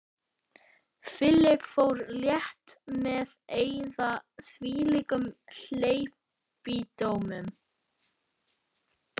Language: Icelandic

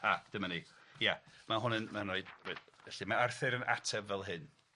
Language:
Welsh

